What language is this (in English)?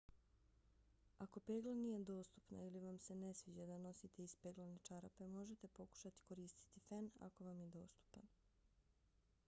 Bosnian